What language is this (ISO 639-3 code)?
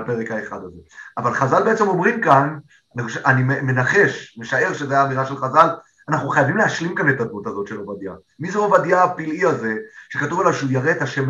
heb